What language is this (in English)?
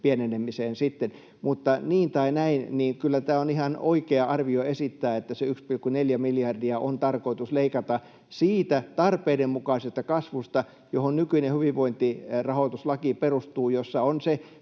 Finnish